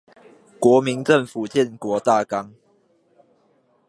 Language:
Chinese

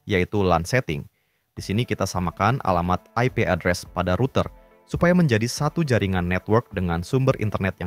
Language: Indonesian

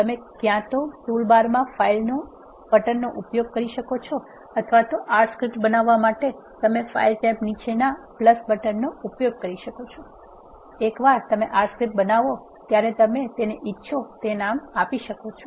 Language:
Gujarati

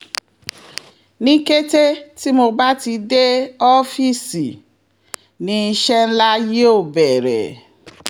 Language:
Yoruba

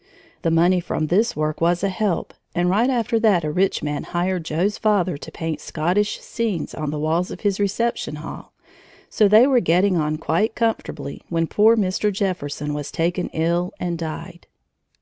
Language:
English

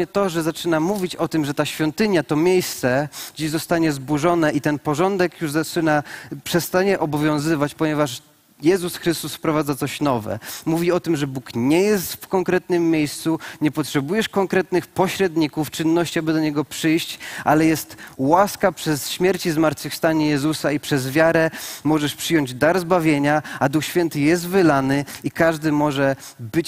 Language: Polish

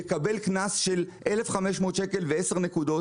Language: Hebrew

